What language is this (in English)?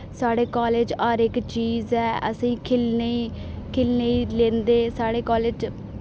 Dogri